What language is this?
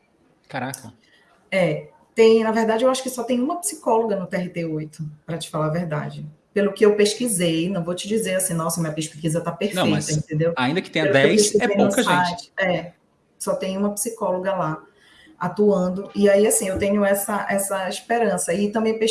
Portuguese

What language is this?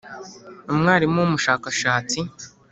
Kinyarwanda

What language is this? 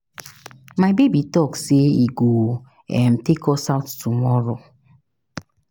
Nigerian Pidgin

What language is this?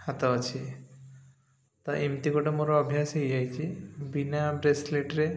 Odia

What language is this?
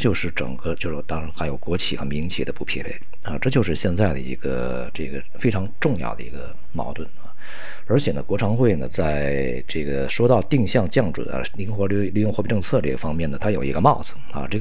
Chinese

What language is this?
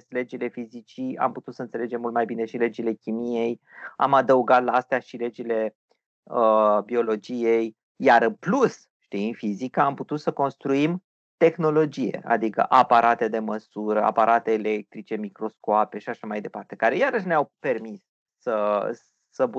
Romanian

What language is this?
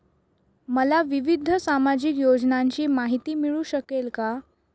Marathi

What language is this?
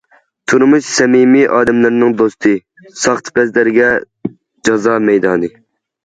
Uyghur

